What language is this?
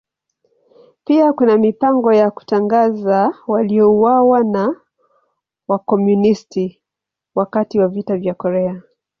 Swahili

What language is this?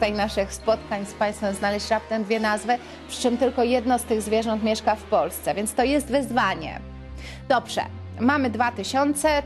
Polish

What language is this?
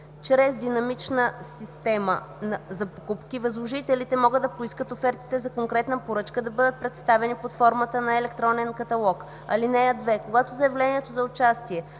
Bulgarian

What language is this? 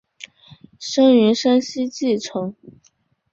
Chinese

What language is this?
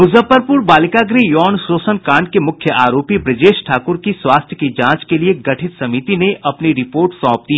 Hindi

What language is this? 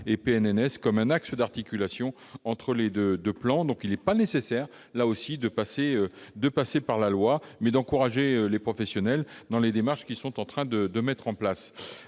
French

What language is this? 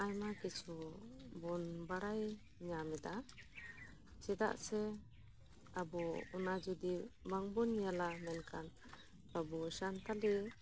Santali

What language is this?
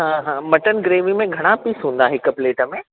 Sindhi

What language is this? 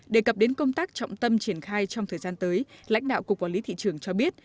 Vietnamese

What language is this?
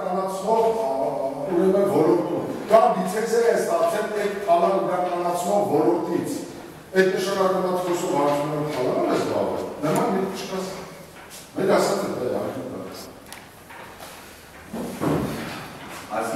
Turkish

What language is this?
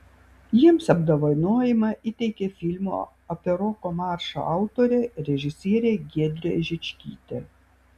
Lithuanian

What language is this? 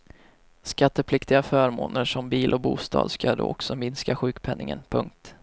Swedish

